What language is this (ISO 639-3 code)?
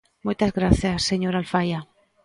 glg